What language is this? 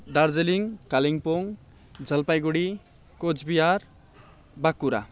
Nepali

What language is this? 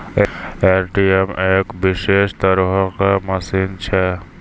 Maithili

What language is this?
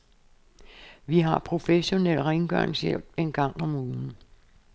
Danish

